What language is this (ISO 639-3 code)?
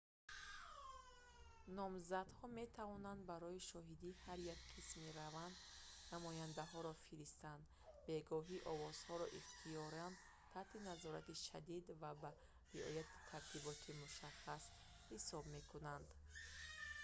tgk